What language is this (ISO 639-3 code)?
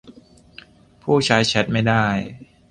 tha